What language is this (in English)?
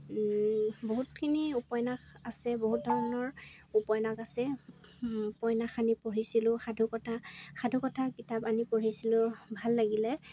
Assamese